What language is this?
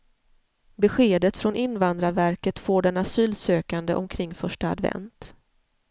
Swedish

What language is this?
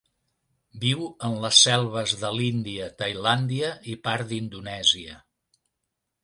Catalan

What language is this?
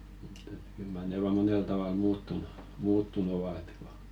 Finnish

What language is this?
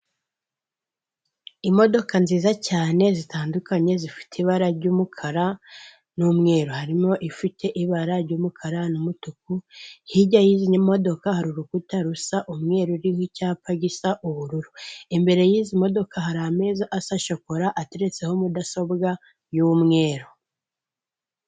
Kinyarwanda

